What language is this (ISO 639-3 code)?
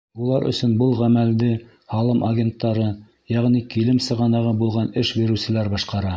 bak